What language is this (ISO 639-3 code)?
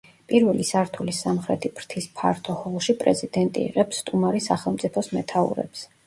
kat